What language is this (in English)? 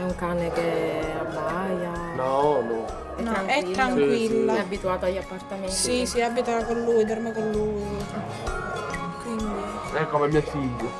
Italian